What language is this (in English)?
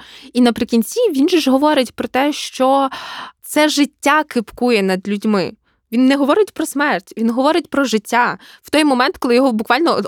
Ukrainian